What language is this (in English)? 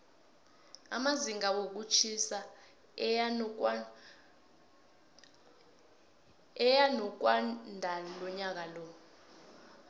South Ndebele